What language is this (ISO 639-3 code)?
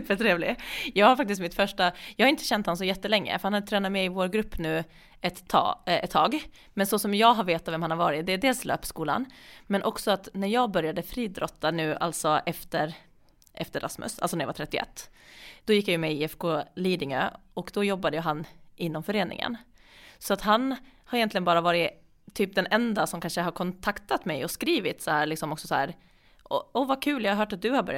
swe